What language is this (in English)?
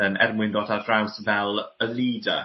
Welsh